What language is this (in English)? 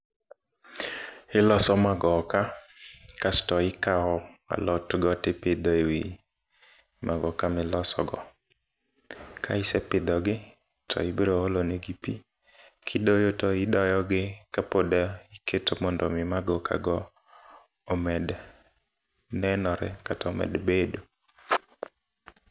Luo (Kenya and Tanzania)